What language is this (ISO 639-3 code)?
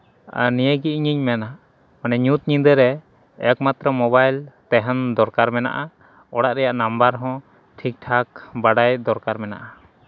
sat